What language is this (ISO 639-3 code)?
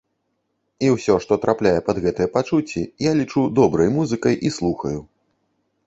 bel